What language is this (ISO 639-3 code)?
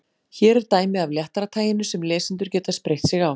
isl